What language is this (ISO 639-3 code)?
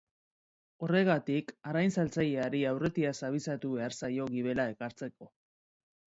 eus